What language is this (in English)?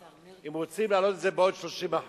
Hebrew